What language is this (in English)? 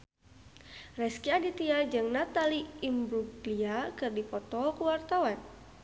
Sundanese